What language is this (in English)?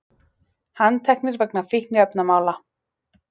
Icelandic